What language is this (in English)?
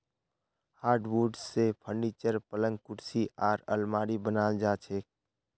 Magahi